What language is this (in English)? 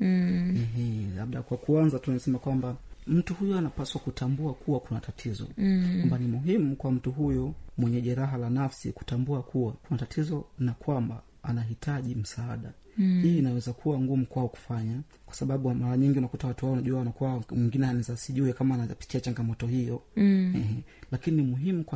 Swahili